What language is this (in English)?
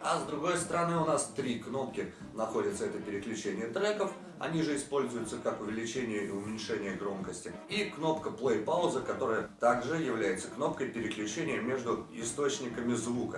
Russian